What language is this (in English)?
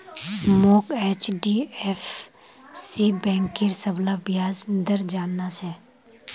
Magahi